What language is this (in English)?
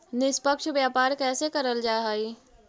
Magahi